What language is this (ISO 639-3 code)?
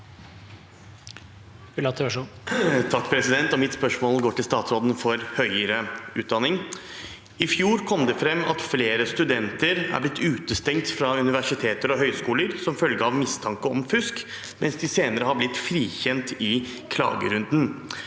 nor